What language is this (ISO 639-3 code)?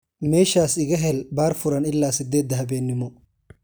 som